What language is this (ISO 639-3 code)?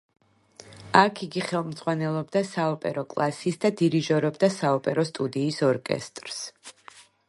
kat